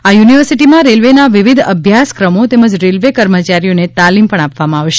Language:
Gujarati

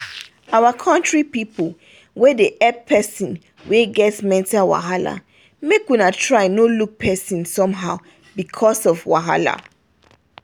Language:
Nigerian Pidgin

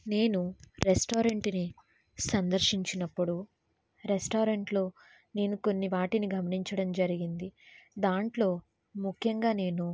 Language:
Telugu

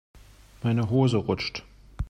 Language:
German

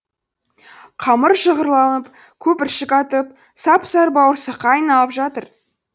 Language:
Kazakh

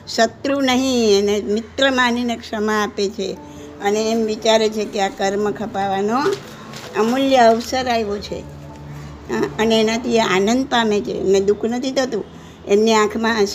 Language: Gujarati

